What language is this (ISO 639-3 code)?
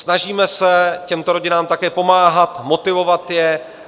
ces